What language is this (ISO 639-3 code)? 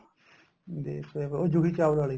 pan